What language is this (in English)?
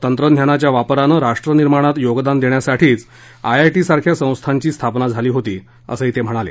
Marathi